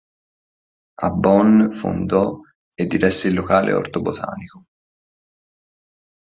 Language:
Italian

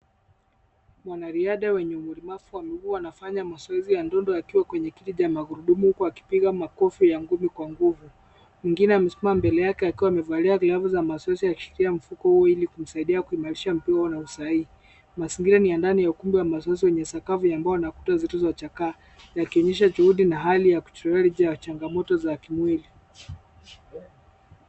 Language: Swahili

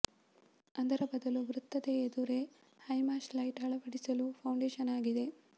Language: Kannada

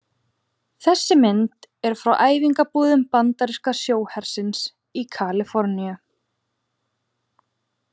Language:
Icelandic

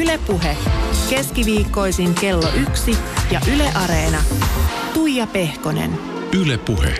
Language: Finnish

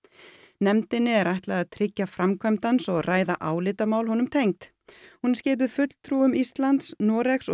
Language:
Icelandic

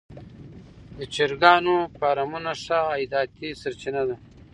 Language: Pashto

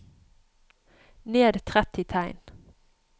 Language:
Norwegian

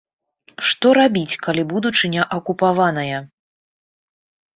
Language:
Belarusian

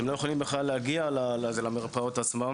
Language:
Hebrew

